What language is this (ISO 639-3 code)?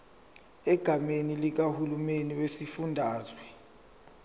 zul